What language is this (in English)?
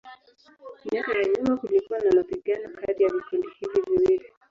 Swahili